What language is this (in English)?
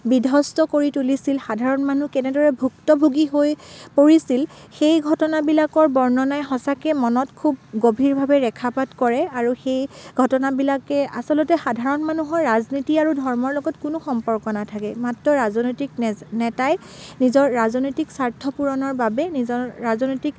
Assamese